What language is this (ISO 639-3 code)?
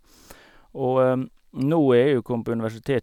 nor